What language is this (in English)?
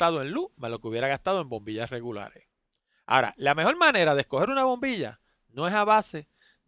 Spanish